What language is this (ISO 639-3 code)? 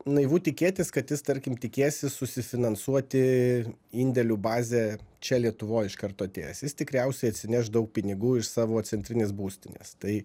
lit